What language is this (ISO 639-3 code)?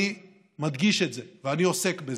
heb